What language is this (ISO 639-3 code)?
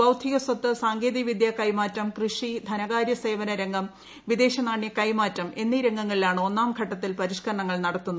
mal